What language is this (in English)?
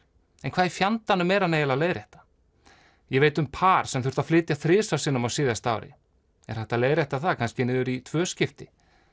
Icelandic